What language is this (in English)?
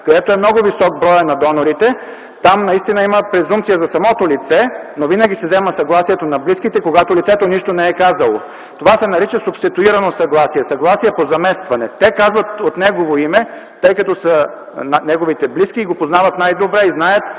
Bulgarian